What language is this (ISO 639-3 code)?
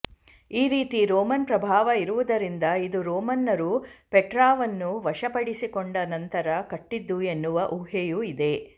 kan